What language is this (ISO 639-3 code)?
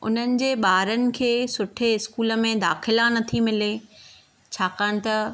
snd